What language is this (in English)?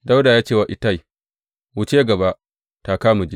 Hausa